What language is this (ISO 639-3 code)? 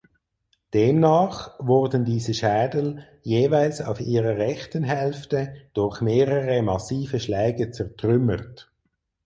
deu